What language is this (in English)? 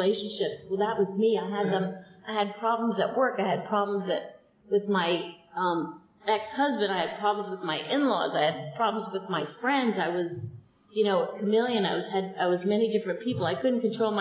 English